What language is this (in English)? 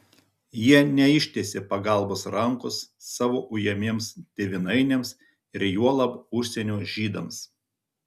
Lithuanian